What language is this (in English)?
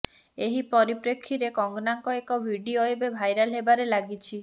Odia